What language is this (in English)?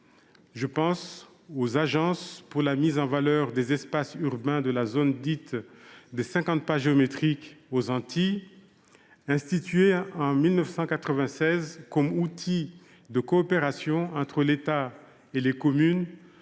French